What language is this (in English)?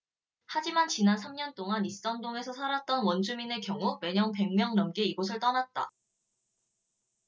Korean